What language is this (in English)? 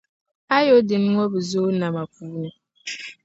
Dagbani